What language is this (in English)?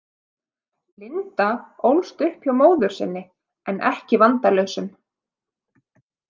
Icelandic